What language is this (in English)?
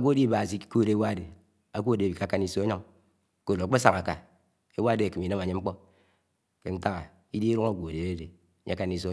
Anaang